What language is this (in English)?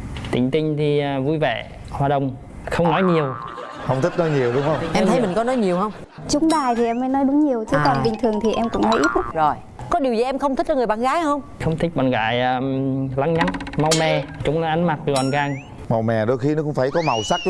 Vietnamese